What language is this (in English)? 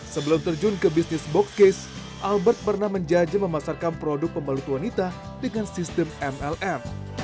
Indonesian